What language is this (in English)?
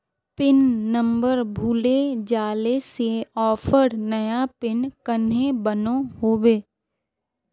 Magahi